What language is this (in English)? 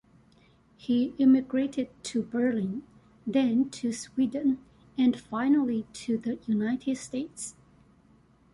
English